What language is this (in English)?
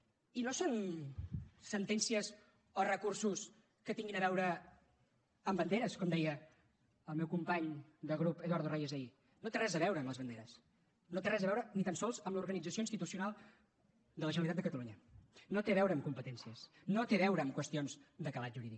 Catalan